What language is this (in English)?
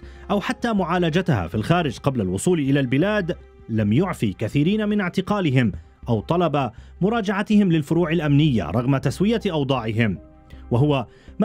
Arabic